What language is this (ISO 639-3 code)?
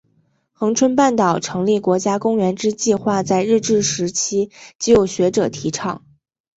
zho